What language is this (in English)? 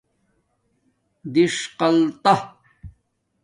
Domaaki